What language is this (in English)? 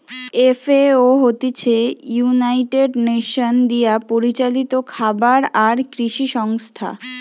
Bangla